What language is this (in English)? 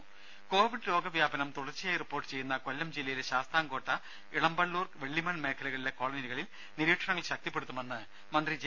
Malayalam